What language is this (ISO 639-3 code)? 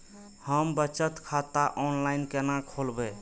mai